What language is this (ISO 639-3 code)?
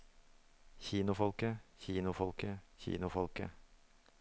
nor